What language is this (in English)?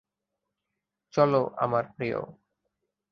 Bangla